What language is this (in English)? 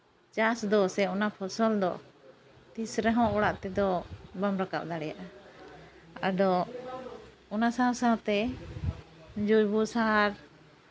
Santali